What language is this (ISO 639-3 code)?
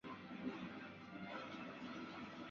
zho